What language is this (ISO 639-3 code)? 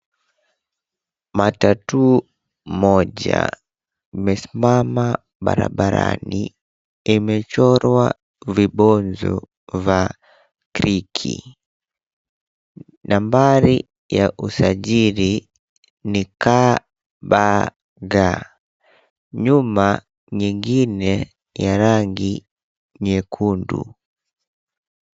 swa